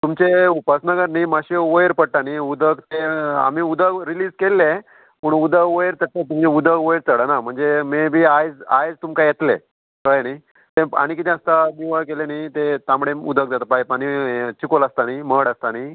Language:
Konkani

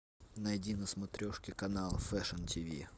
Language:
Russian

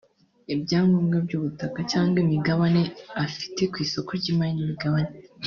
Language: Kinyarwanda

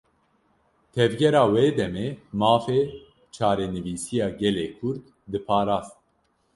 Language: Kurdish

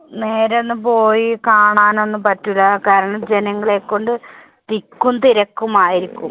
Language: Malayalam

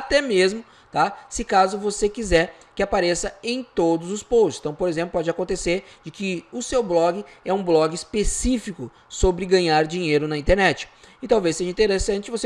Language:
Portuguese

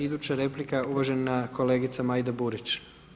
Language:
Croatian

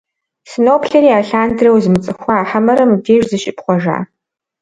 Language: Kabardian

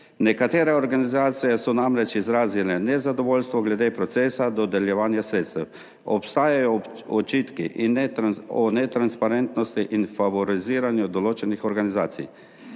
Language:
Slovenian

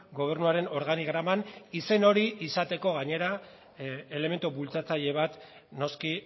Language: Basque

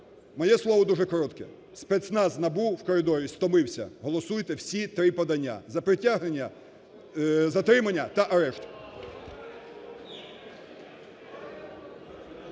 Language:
Ukrainian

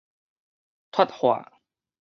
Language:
Min Nan Chinese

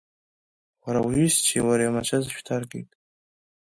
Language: Abkhazian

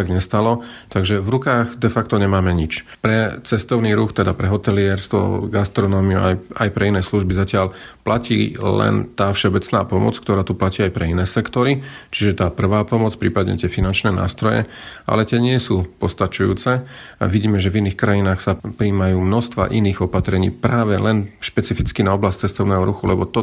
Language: Slovak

